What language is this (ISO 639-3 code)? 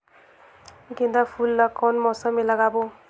hne